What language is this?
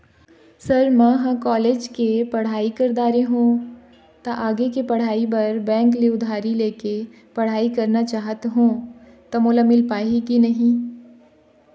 Chhattisgarhi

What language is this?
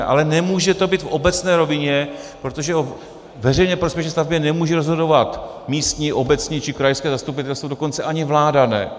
Czech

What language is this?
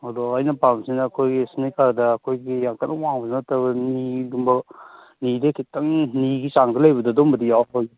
Manipuri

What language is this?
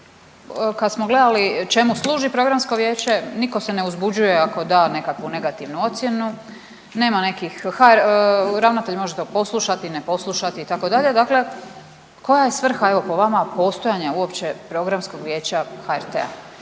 Croatian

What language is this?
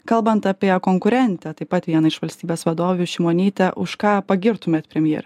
Lithuanian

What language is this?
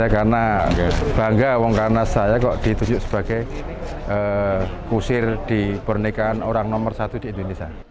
Indonesian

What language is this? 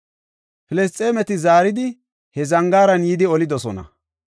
Gofa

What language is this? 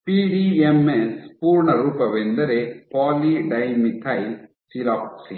Kannada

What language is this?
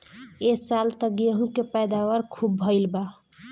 Bhojpuri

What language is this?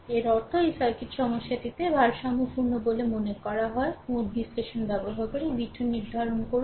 Bangla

